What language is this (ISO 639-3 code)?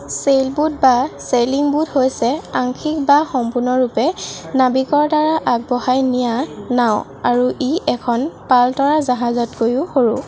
asm